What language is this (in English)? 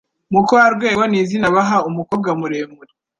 Kinyarwanda